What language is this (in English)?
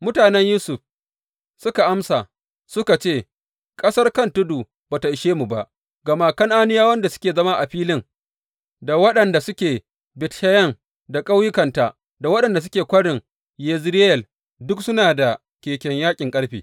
Hausa